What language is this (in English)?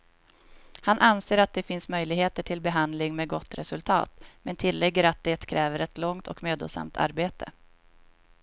Swedish